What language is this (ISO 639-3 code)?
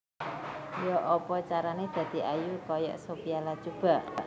jav